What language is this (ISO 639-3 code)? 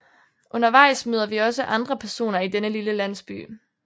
dan